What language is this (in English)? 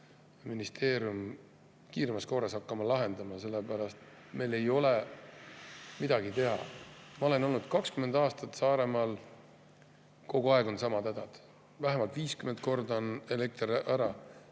Estonian